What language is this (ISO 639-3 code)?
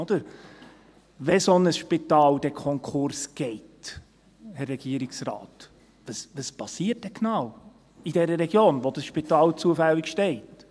gsw